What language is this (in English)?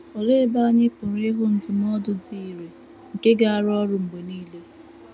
Igbo